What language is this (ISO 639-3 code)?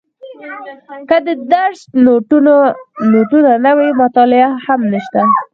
pus